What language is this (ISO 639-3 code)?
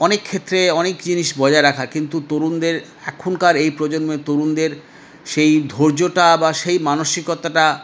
ben